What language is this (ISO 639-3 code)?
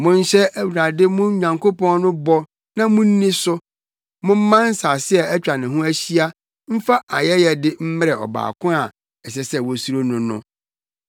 aka